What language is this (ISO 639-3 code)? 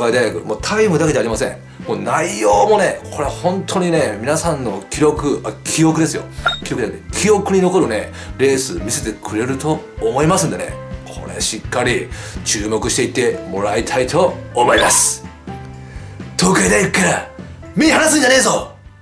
jpn